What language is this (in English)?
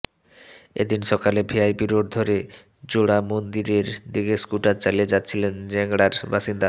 Bangla